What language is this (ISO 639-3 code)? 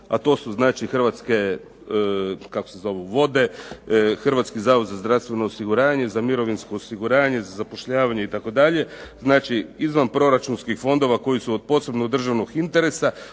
hrv